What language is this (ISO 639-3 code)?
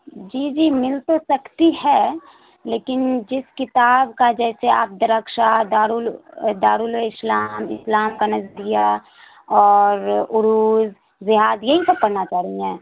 urd